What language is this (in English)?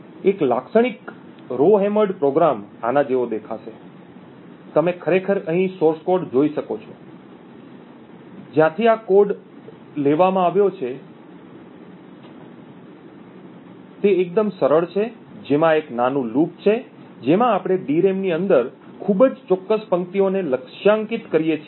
Gujarati